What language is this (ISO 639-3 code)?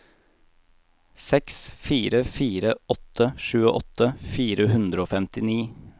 nor